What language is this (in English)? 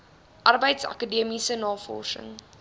Afrikaans